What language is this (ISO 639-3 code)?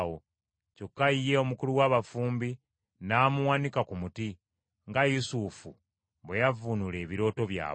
lug